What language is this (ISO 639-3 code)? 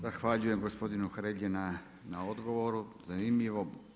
hrv